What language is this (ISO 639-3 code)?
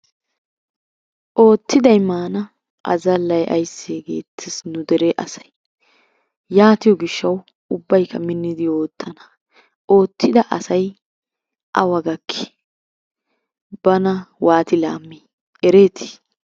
wal